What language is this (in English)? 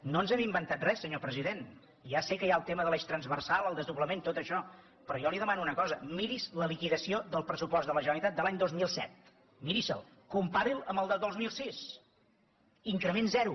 Catalan